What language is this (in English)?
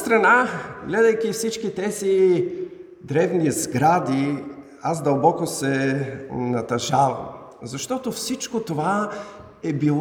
Bulgarian